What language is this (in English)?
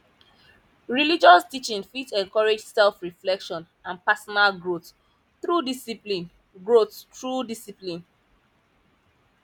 Nigerian Pidgin